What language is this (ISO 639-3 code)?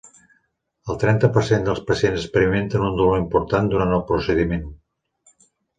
cat